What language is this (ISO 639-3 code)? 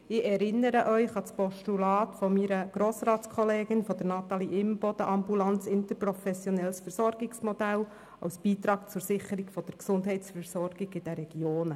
gsw